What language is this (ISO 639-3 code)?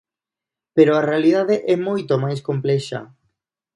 glg